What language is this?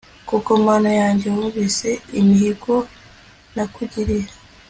Kinyarwanda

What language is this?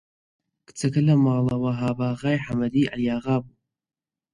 Central Kurdish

